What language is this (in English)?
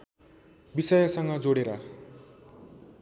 Nepali